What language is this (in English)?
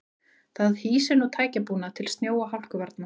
Icelandic